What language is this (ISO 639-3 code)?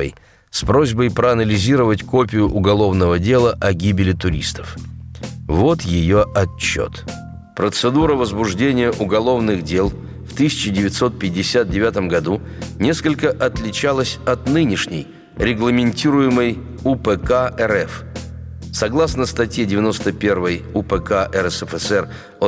rus